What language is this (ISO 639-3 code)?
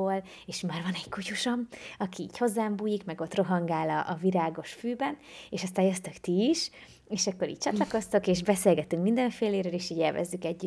hun